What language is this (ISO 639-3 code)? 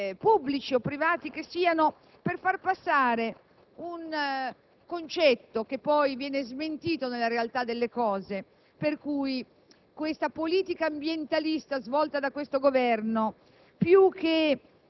ita